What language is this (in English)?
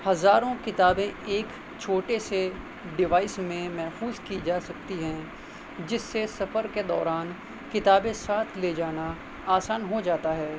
Urdu